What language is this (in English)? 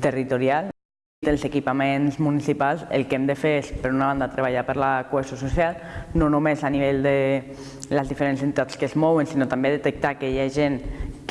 Catalan